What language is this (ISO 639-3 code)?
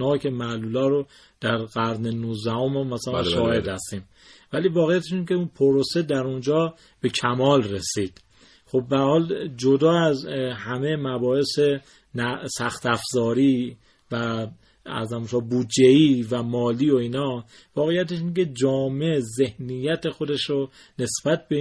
fas